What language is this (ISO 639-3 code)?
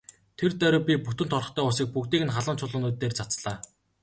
mon